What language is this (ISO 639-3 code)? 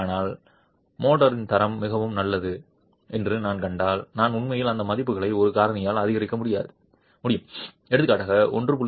tam